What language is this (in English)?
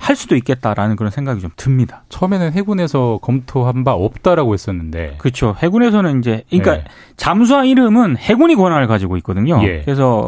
Korean